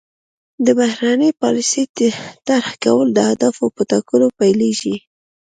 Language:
Pashto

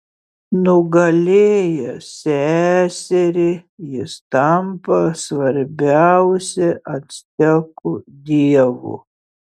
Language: Lithuanian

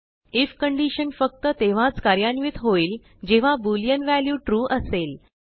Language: Marathi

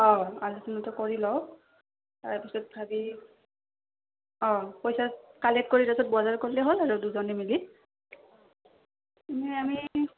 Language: Assamese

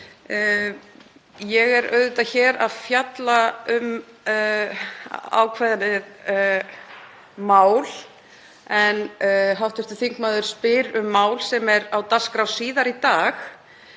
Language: Icelandic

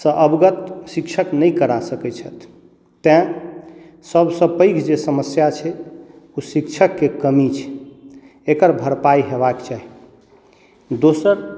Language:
Maithili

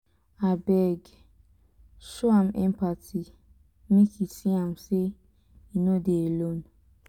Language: Nigerian Pidgin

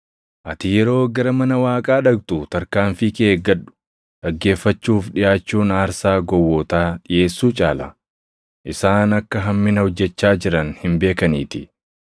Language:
Oromo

